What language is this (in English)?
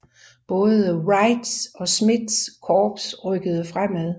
Danish